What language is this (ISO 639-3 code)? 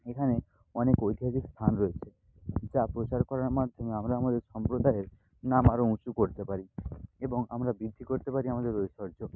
ben